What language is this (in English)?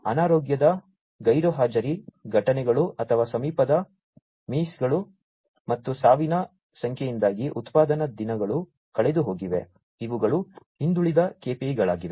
Kannada